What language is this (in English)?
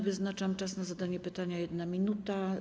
Polish